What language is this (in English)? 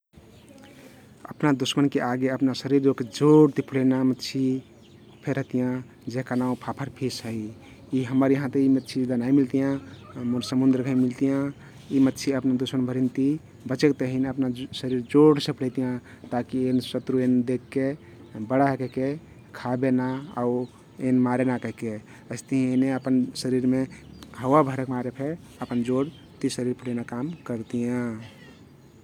Kathoriya Tharu